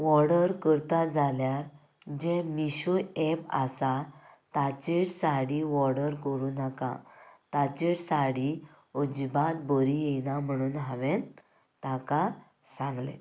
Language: Konkani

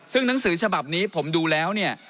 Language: Thai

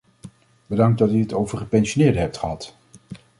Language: Dutch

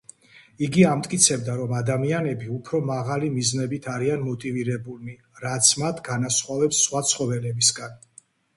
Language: Georgian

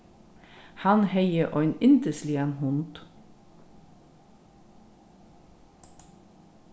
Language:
Faroese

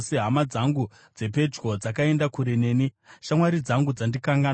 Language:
Shona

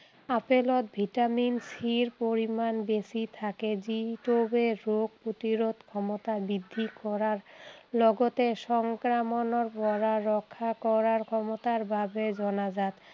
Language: Assamese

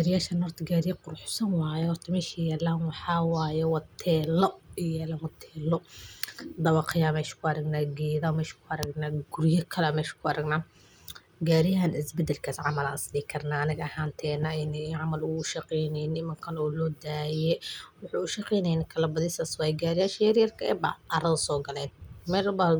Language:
Somali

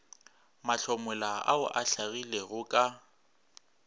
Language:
Northern Sotho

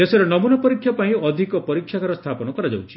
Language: Odia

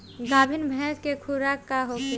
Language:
Bhojpuri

